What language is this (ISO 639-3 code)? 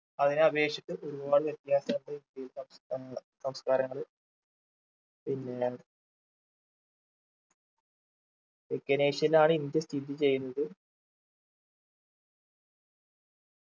mal